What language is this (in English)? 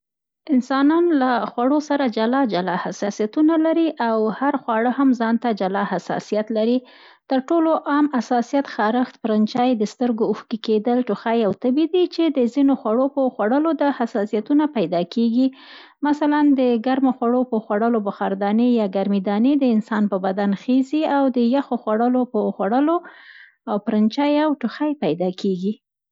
Central Pashto